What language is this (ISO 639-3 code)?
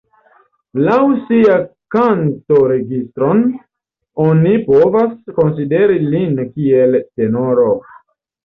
epo